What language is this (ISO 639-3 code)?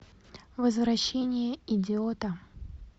rus